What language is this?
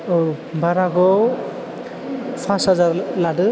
Bodo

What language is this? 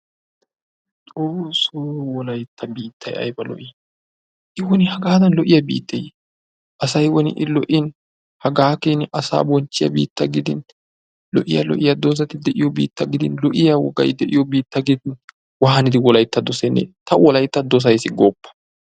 Wolaytta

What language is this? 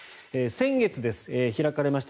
Japanese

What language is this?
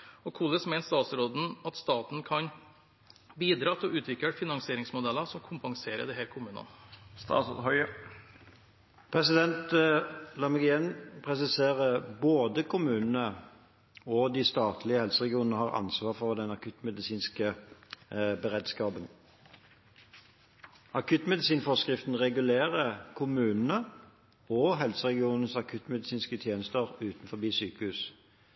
Norwegian Bokmål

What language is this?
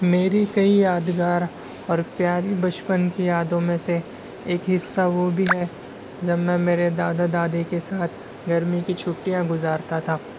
Urdu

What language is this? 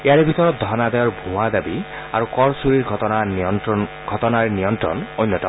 Assamese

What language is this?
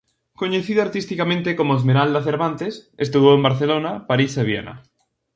Galician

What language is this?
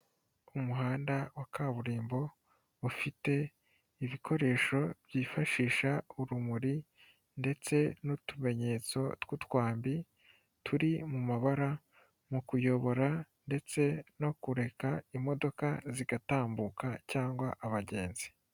Kinyarwanda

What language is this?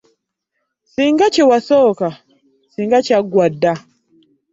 Ganda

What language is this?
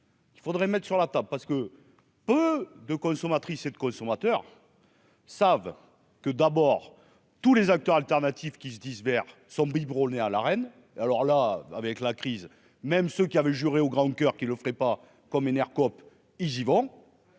French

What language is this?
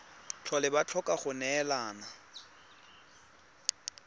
Tswana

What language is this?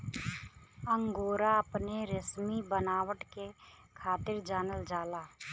Bhojpuri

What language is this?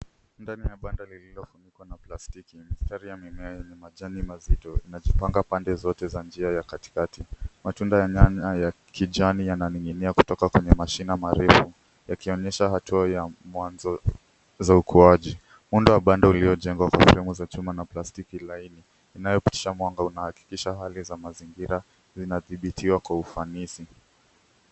Swahili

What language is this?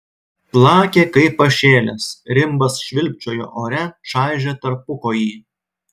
Lithuanian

